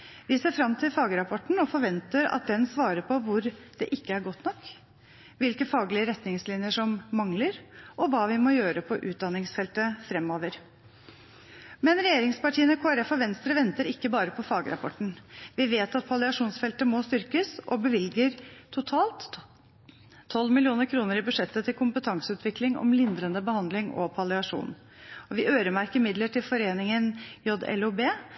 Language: Norwegian Bokmål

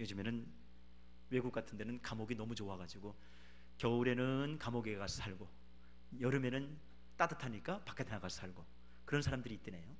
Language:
Korean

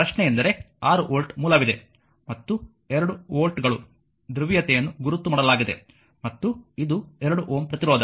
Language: Kannada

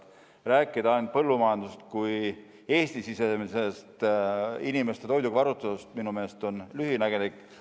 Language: Estonian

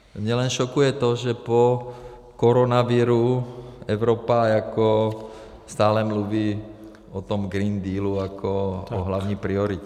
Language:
Czech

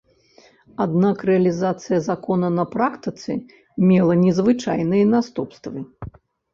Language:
Belarusian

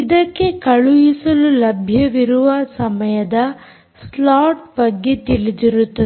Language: Kannada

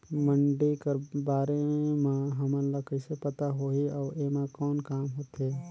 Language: Chhattisgarhi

